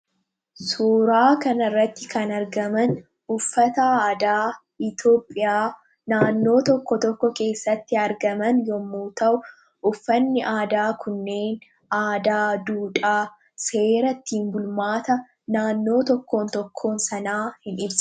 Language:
Oromo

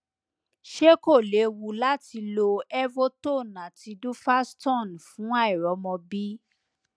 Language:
Yoruba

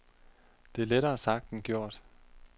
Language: Danish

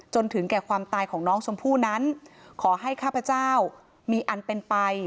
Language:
Thai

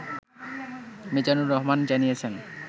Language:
Bangla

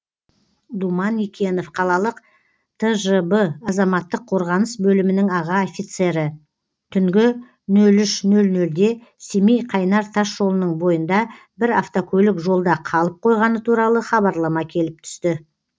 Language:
Kazakh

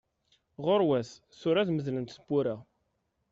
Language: Kabyle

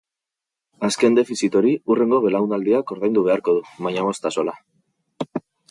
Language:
Basque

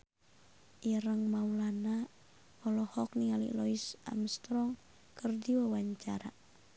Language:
Sundanese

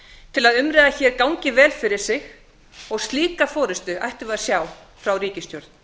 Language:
Icelandic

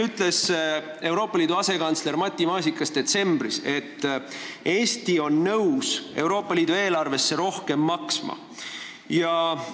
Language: Estonian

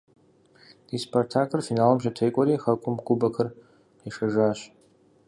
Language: Kabardian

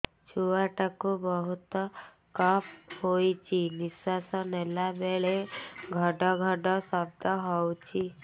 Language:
Odia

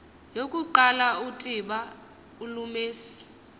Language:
Xhosa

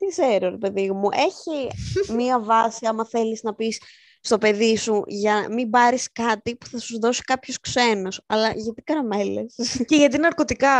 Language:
Greek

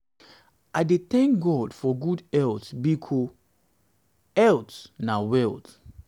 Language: Nigerian Pidgin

